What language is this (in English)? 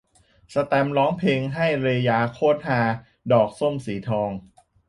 Thai